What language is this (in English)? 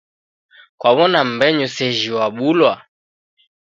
Taita